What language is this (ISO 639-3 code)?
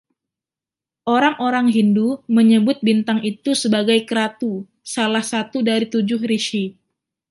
ind